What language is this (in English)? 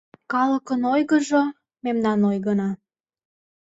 Mari